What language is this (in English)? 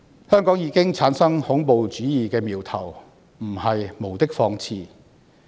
Cantonese